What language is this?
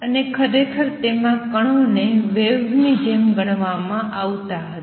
Gujarati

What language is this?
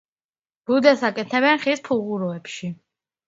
Georgian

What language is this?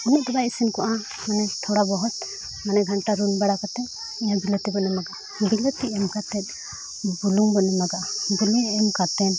Santali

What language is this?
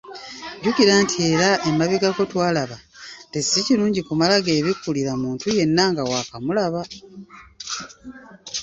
Ganda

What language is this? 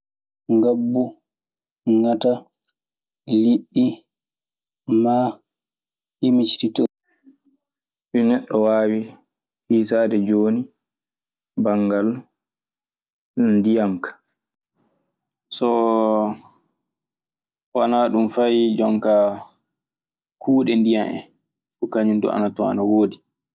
Maasina Fulfulde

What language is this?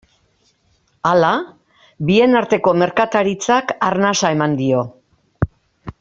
Basque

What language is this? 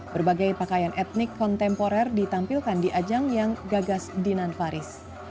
Indonesian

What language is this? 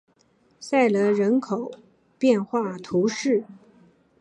Chinese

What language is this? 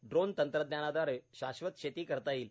Marathi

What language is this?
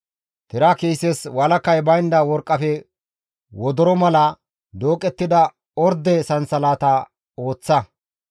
Gamo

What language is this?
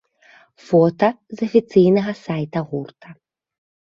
Belarusian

